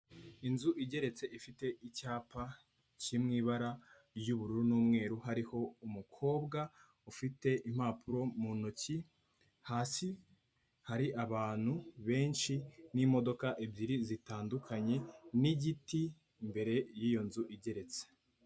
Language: Kinyarwanda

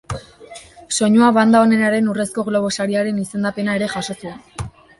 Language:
Basque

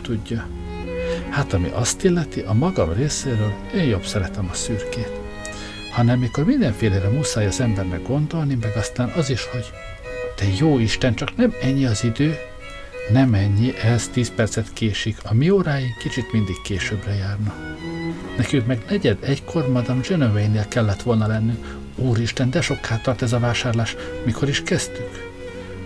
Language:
Hungarian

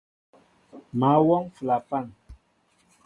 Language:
Mbo (Cameroon)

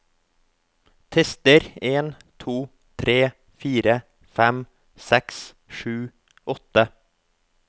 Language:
Norwegian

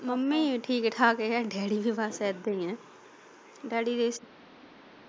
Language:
Punjabi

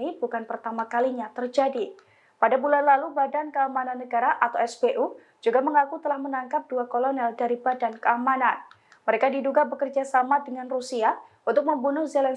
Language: Indonesian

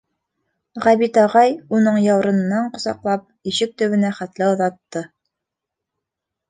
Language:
Bashkir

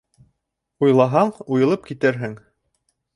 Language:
Bashkir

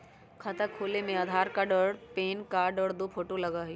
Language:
Magahi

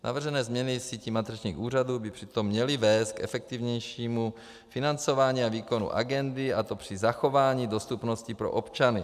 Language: Czech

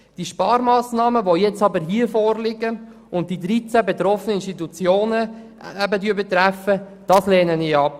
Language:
Swiss German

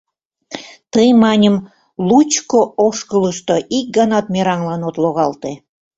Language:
Mari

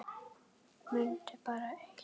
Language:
Icelandic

